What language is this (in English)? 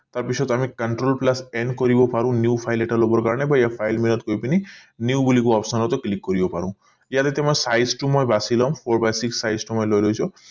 Assamese